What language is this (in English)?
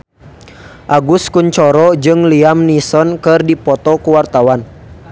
Sundanese